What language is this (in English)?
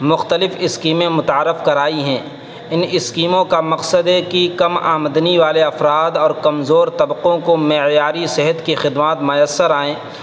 Urdu